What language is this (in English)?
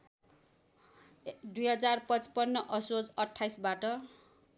Nepali